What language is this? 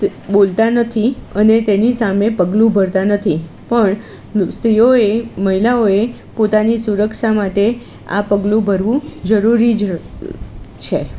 Gujarati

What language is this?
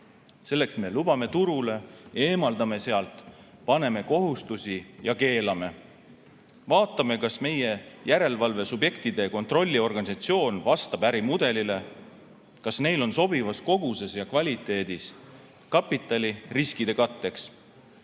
Estonian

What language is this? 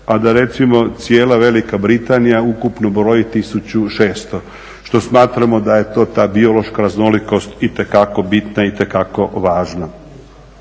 Croatian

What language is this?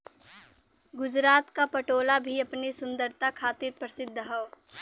Bhojpuri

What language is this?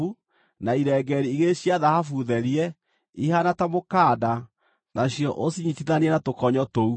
Kikuyu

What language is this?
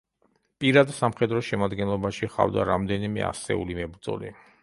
Georgian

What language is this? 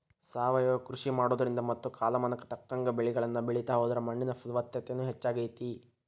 Kannada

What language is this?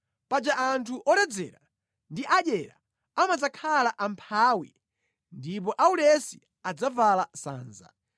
Nyanja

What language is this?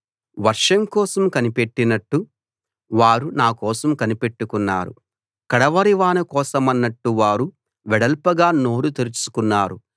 Telugu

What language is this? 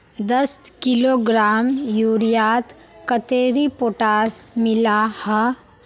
Magahi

